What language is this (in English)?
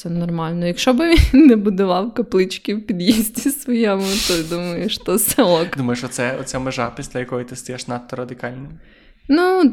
Ukrainian